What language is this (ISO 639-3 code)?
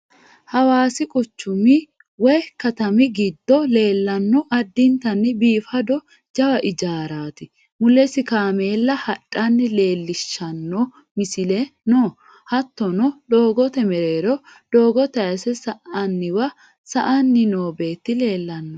sid